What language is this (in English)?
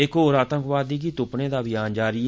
Dogri